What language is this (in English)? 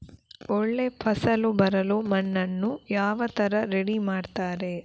Kannada